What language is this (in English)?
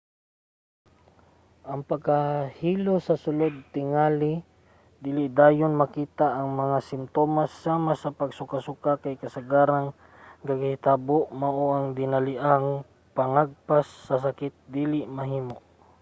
Cebuano